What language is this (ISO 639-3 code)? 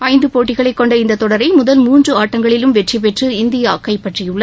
tam